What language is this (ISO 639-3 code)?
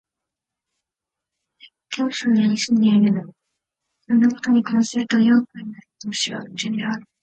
jpn